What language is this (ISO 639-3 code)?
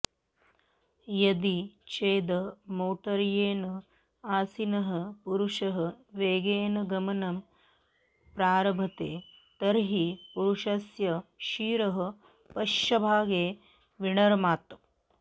san